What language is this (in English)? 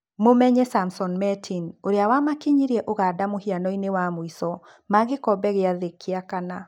Kikuyu